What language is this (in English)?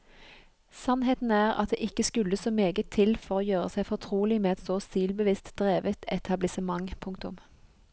Norwegian